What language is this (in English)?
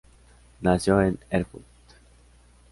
Spanish